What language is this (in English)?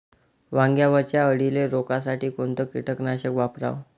Marathi